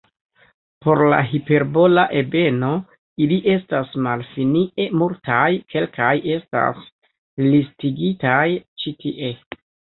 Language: Esperanto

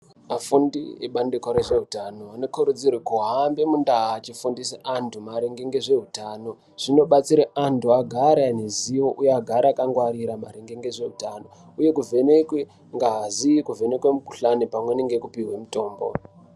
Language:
Ndau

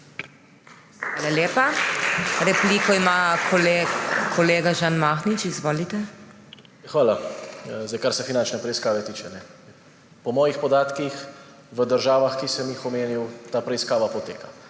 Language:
Slovenian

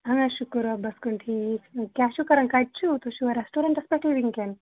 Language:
Kashmiri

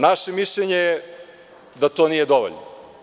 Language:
Serbian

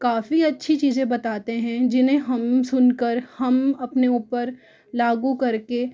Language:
Hindi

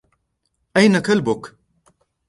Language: Arabic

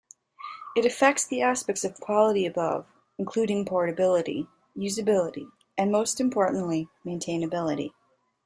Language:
English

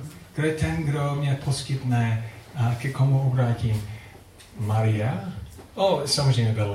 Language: Czech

